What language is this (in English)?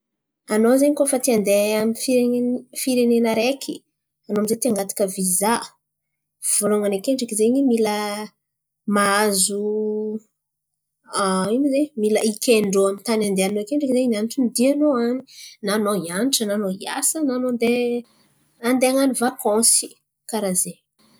Antankarana Malagasy